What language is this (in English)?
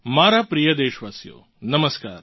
Gujarati